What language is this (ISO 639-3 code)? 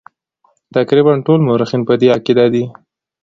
pus